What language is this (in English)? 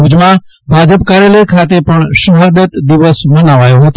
Gujarati